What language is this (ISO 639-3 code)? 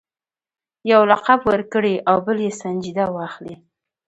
pus